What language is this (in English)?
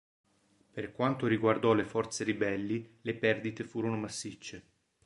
Italian